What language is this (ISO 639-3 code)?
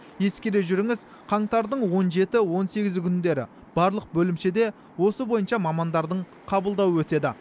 kaz